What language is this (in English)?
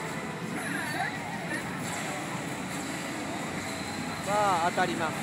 Japanese